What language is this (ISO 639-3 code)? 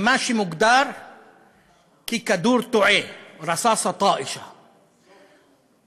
heb